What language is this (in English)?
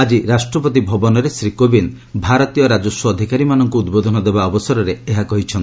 Odia